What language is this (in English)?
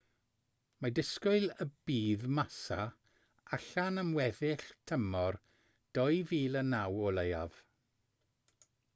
Welsh